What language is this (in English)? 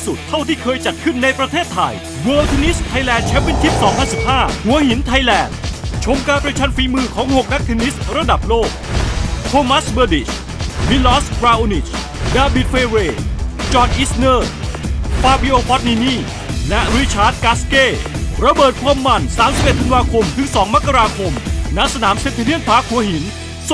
Thai